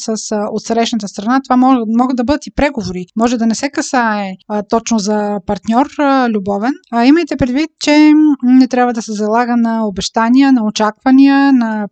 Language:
Bulgarian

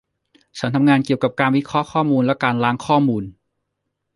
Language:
Thai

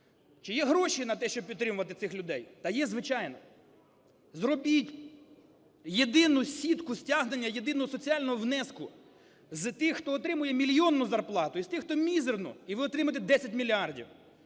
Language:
Ukrainian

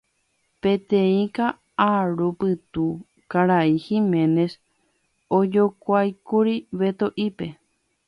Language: Guarani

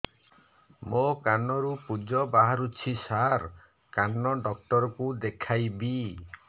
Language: Odia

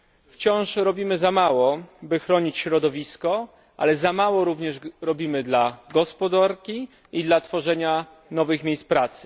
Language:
Polish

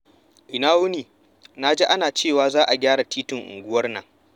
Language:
Hausa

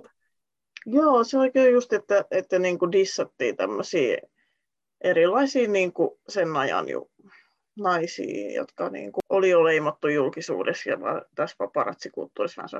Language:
Finnish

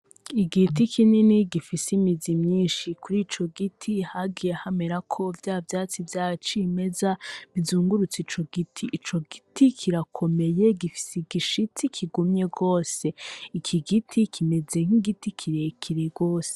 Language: Rundi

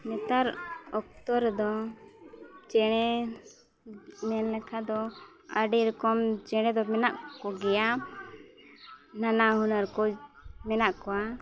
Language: Santali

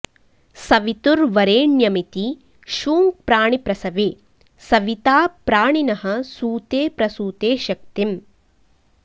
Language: Sanskrit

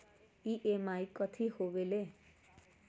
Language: Magahi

